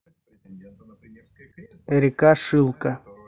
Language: Russian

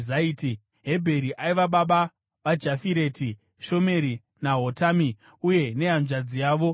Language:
Shona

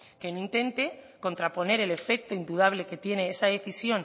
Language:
Spanish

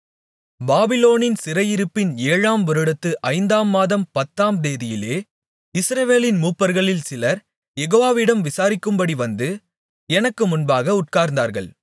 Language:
Tamil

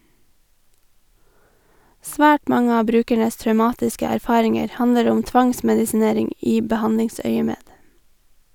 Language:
Norwegian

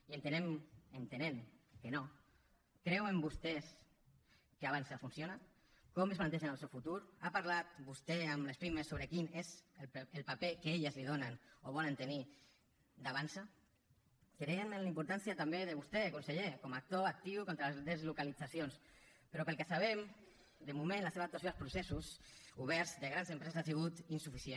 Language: Catalan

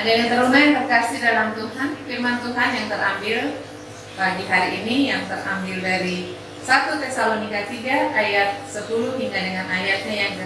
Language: Indonesian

